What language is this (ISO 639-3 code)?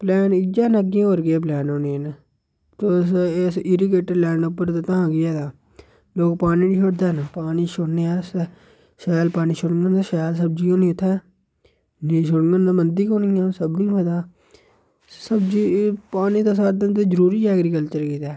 doi